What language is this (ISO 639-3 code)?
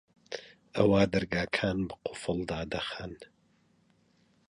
ckb